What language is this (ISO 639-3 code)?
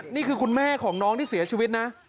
tha